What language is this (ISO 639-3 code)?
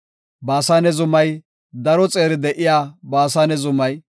gof